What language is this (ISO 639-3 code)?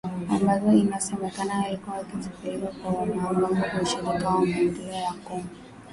swa